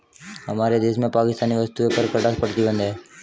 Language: Hindi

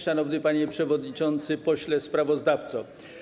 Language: Polish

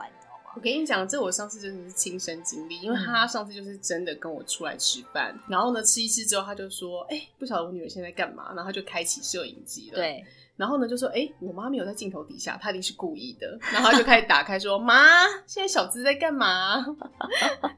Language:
Chinese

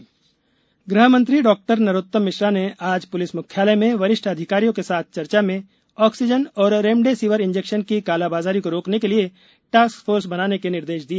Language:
Hindi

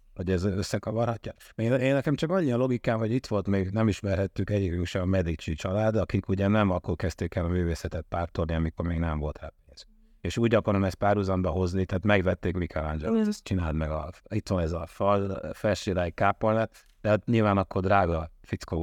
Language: Hungarian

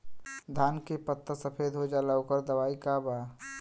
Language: Bhojpuri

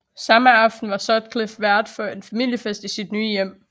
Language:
Danish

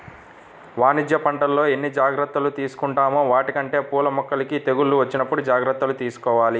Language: Telugu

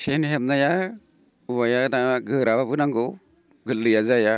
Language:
Bodo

